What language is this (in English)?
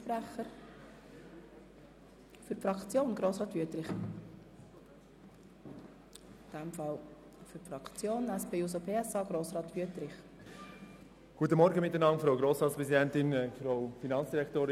Swiss German